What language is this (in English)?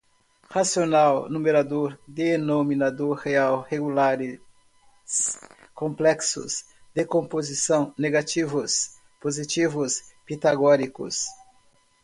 Portuguese